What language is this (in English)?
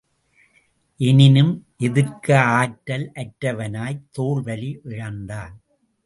Tamil